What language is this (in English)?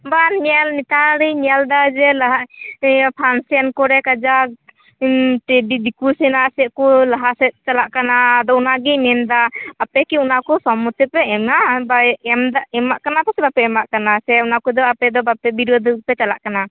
Santali